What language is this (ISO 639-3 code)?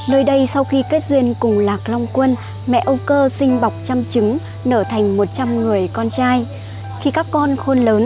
vie